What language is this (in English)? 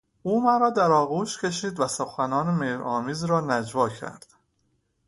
Persian